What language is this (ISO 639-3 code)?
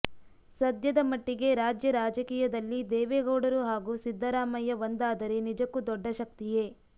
kan